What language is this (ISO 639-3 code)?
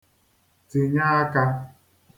ibo